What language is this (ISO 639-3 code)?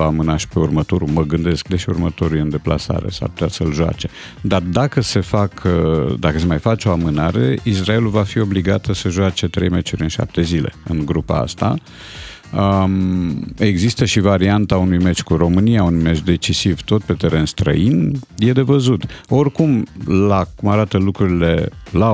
ron